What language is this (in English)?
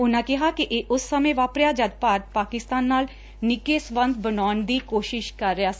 Punjabi